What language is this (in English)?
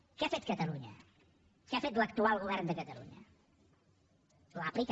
Catalan